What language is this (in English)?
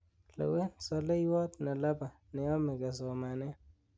Kalenjin